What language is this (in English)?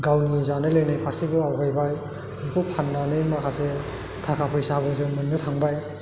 Bodo